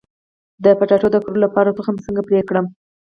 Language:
Pashto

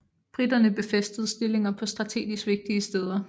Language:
Danish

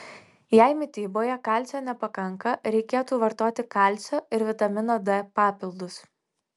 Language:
Lithuanian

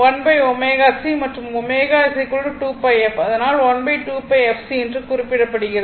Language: Tamil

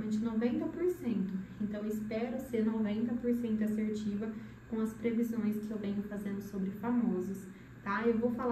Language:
Portuguese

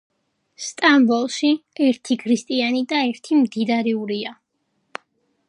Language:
Georgian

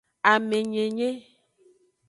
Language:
Aja (Benin)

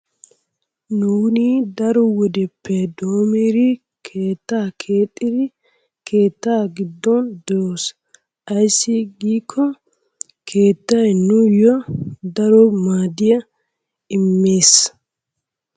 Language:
Wolaytta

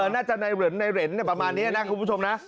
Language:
Thai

